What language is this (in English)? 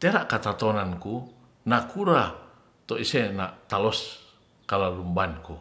Ratahan